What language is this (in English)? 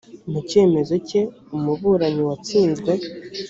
Kinyarwanda